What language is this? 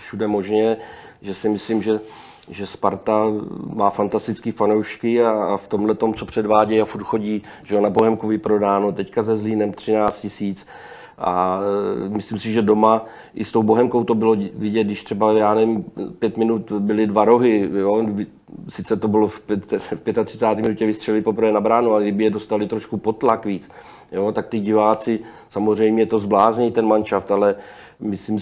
Czech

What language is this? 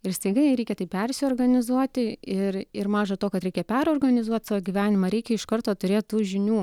Lithuanian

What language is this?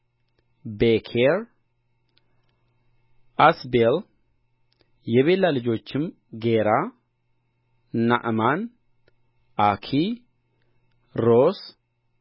Amharic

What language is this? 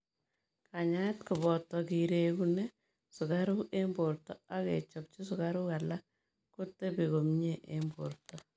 Kalenjin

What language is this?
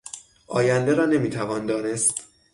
Persian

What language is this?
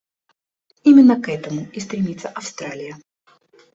Russian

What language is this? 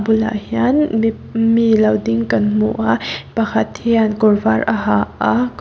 Mizo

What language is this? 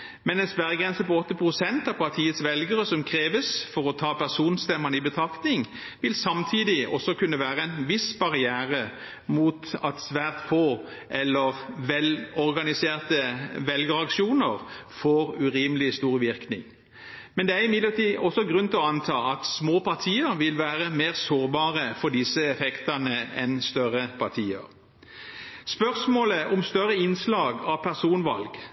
Norwegian Bokmål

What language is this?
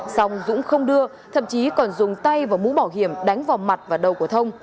Vietnamese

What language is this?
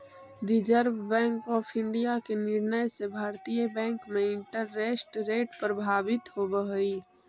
Magahi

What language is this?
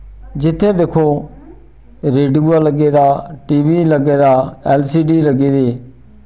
Dogri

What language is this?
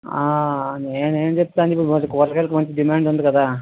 Telugu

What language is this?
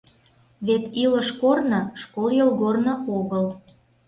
Mari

